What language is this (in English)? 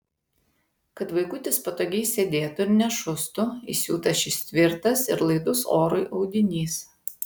Lithuanian